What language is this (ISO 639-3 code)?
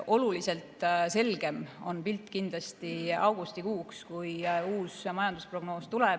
est